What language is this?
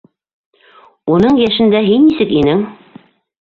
Bashkir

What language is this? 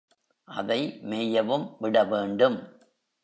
Tamil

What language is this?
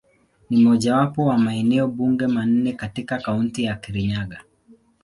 Swahili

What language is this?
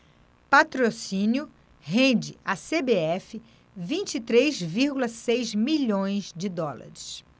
Portuguese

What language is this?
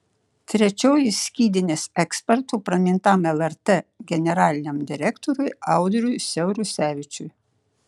Lithuanian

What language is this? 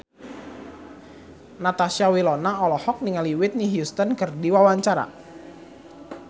Sundanese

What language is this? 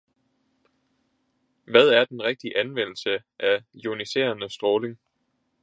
Danish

